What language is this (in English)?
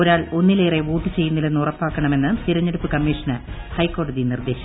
Malayalam